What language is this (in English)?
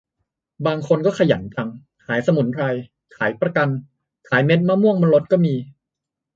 Thai